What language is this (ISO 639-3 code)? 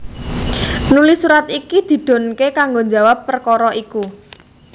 jav